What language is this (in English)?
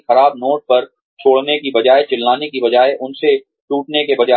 Hindi